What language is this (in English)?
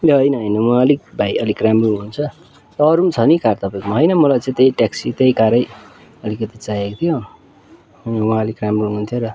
Nepali